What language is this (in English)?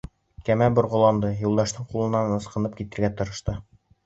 Bashkir